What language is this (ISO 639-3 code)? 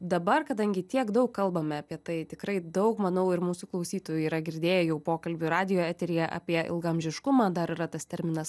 lit